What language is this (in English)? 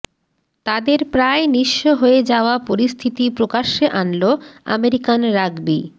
Bangla